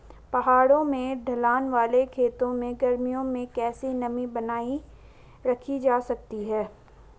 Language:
Hindi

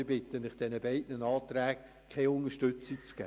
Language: Swiss German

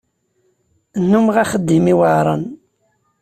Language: Kabyle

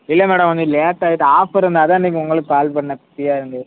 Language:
Tamil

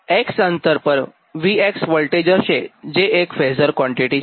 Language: Gujarati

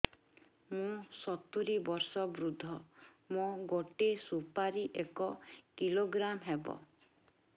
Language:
Odia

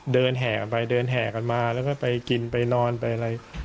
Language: Thai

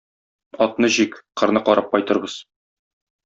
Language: Tatar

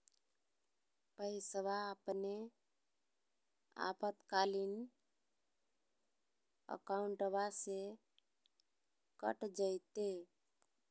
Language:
Magahi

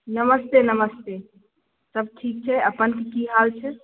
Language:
Maithili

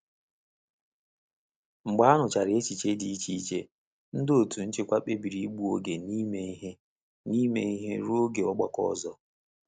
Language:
Igbo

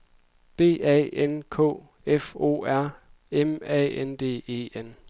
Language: Danish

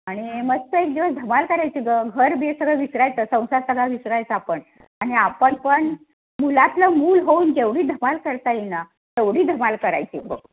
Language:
Marathi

